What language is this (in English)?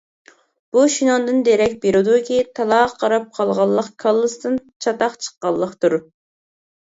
Uyghur